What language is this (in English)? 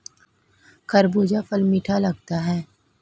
Hindi